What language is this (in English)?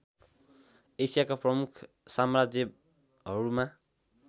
Nepali